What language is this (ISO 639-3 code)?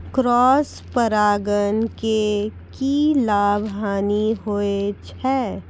mai